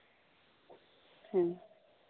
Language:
Santali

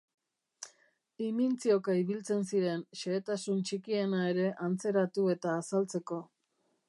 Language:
Basque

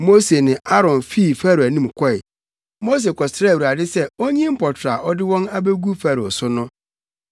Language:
Akan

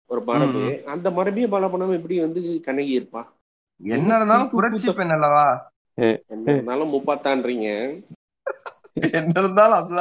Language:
Tamil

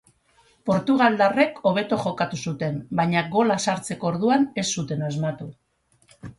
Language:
Basque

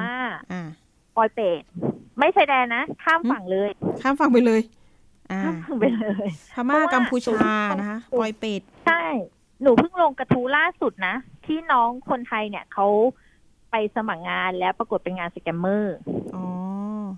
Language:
Thai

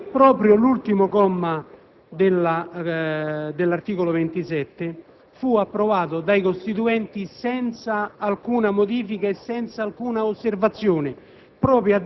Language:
Italian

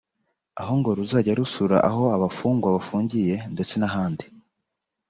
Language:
Kinyarwanda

